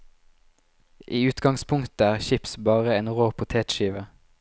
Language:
Norwegian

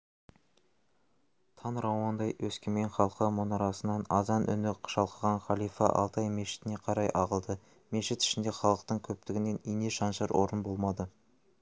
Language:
Kazakh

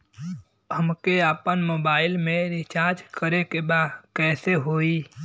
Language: Bhojpuri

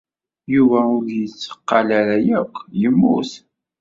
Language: Kabyle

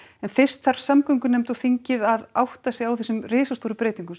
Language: Icelandic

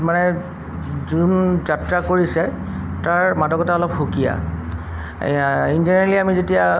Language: Assamese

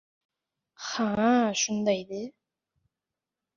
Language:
Uzbek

